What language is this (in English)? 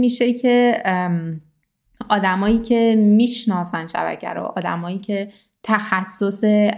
Persian